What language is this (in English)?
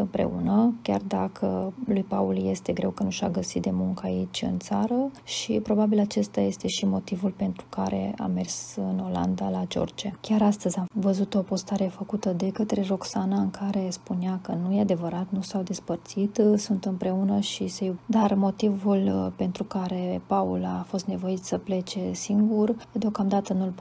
Romanian